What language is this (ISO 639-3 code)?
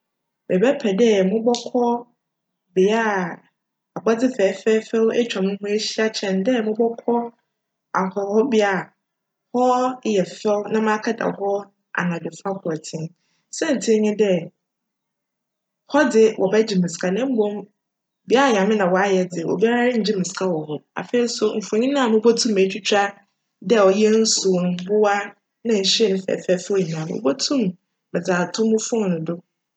aka